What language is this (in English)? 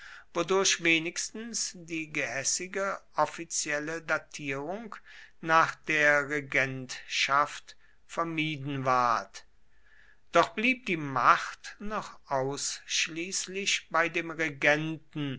German